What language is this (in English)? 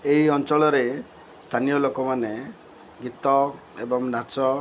Odia